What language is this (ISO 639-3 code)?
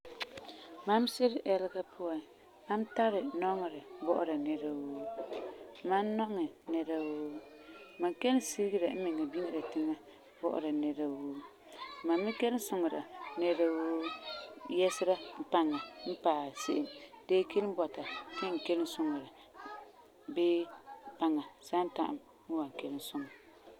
gur